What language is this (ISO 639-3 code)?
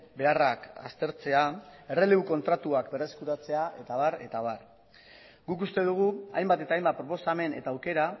eus